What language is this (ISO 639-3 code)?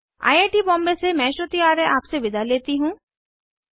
hin